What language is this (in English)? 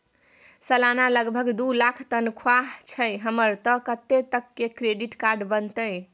Maithili